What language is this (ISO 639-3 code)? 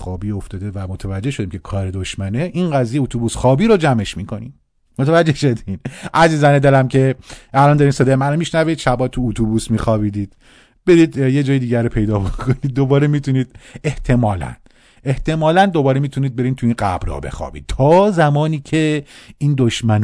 fas